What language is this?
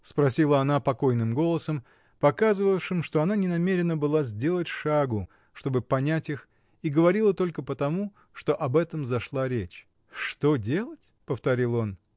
Russian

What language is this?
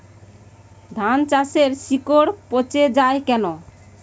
Bangla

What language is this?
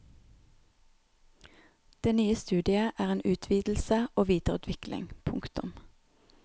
Norwegian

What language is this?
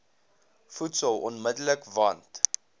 Afrikaans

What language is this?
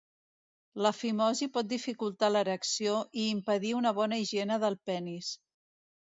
Catalan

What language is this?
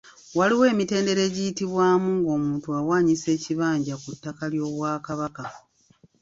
Ganda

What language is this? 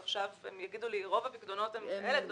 Hebrew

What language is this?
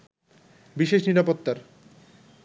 Bangla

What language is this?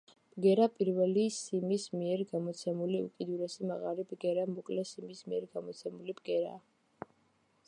Georgian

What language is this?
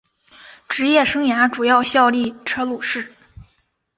Chinese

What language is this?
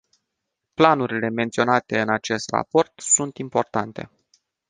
Romanian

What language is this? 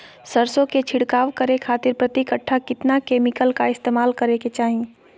Magahi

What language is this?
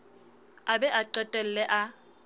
Southern Sotho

